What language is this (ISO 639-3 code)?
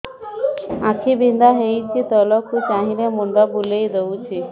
ori